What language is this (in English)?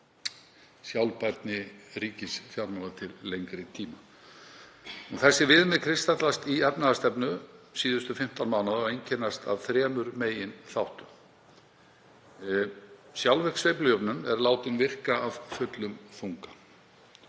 Icelandic